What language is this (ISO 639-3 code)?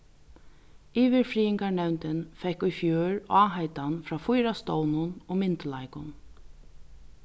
fao